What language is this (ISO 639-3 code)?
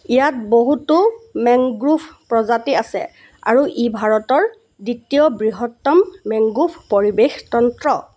asm